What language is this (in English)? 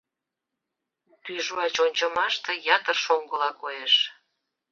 Mari